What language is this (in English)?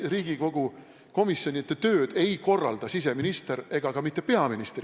Estonian